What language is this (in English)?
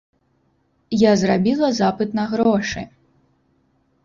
Belarusian